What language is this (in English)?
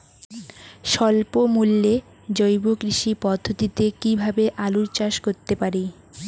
Bangla